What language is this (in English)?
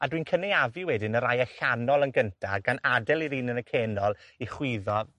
Welsh